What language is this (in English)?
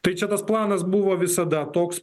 Lithuanian